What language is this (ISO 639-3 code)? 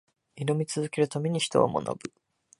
jpn